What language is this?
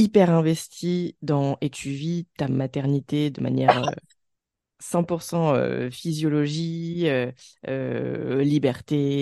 French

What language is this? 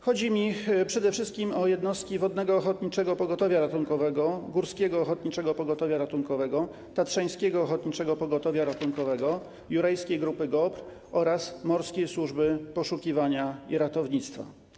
Polish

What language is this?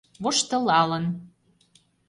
Mari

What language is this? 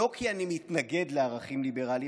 Hebrew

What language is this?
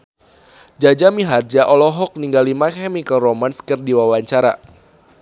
Sundanese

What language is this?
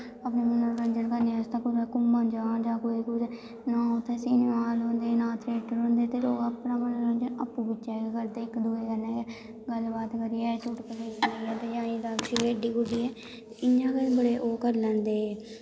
Dogri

